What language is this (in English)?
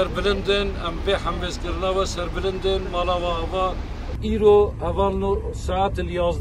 Turkish